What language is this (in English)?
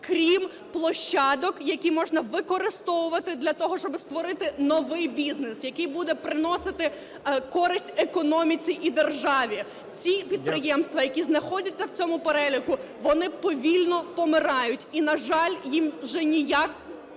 Ukrainian